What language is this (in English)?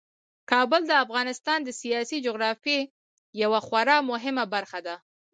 Pashto